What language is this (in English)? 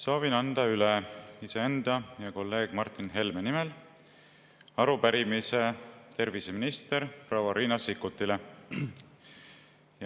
Estonian